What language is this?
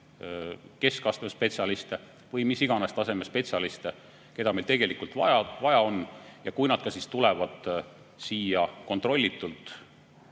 Estonian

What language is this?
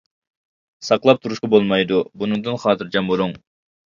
Uyghur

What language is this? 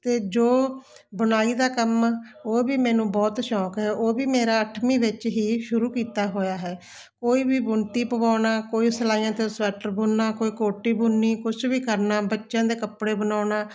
Punjabi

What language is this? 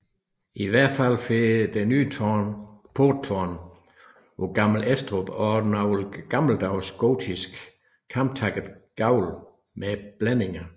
Danish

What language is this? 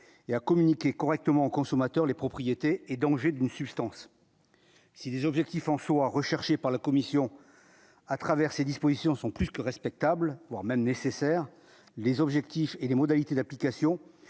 French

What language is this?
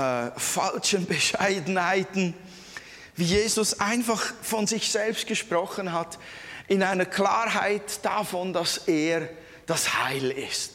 German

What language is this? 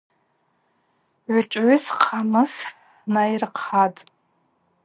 Abaza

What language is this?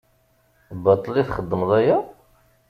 Kabyle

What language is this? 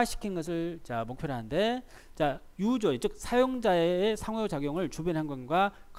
Korean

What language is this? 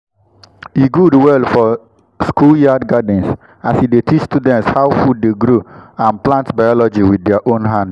Nigerian Pidgin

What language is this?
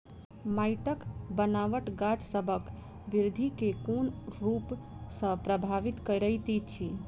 Maithili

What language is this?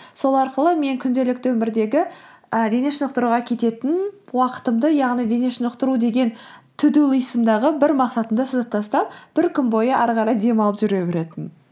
Kazakh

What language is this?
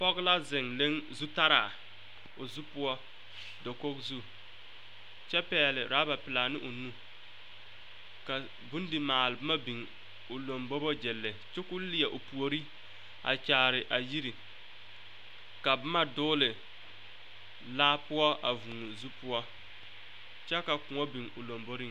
Southern Dagaare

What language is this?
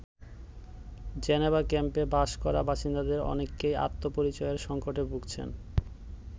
Bangla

